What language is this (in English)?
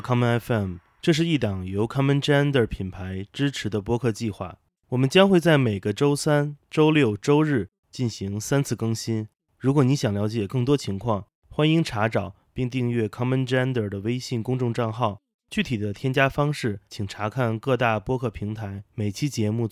Chinese